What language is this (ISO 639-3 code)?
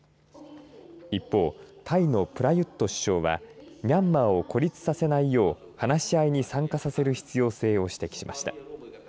jpn